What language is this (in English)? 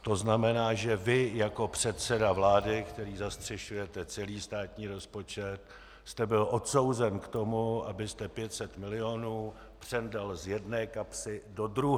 Czech